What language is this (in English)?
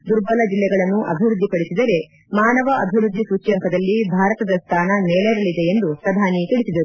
Kannada